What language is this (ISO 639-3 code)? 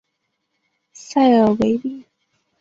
zho